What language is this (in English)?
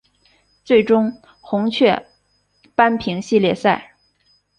Chinese